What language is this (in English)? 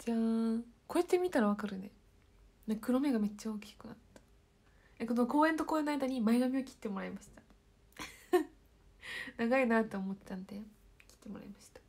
Japanese